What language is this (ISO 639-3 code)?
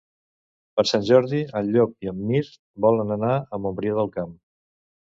cat